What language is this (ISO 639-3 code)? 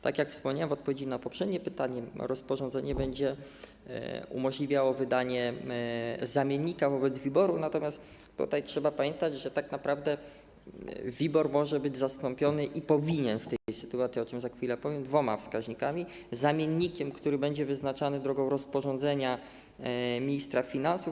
pol